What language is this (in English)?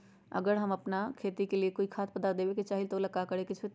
Magahi